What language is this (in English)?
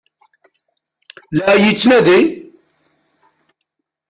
Kabyle